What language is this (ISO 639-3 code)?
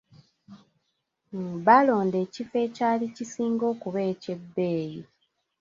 lug